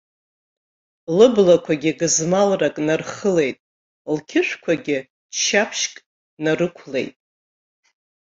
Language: Abkhazian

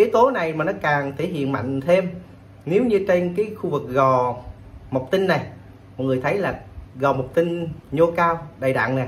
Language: Vietnamese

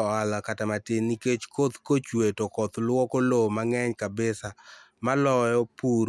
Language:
Luo (Kenya and Tanzania)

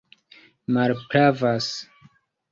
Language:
Esperanto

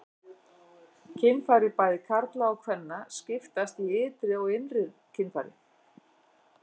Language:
Icelandic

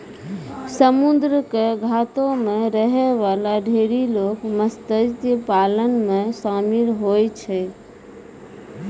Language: Maithili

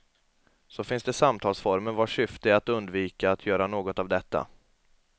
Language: Swedish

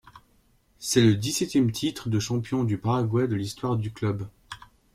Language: French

